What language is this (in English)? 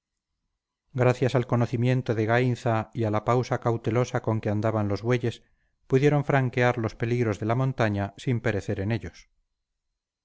Spanish